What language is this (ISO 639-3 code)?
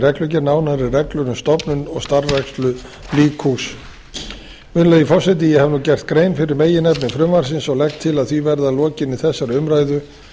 isl